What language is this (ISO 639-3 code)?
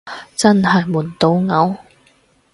yue